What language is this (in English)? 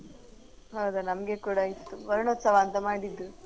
Kannada